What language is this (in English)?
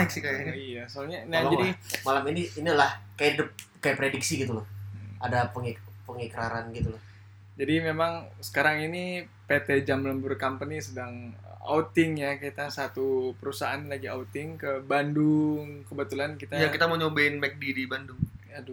Indonesian